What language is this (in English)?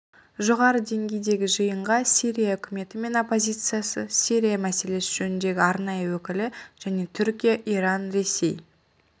Kazakh